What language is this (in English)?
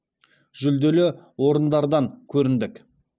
Kazakh